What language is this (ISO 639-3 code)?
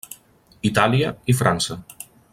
cat